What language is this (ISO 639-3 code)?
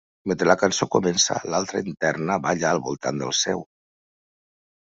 cat